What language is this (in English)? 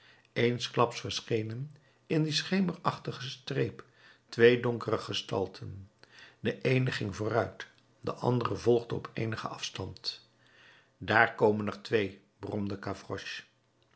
Dutch